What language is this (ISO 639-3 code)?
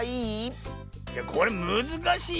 jpn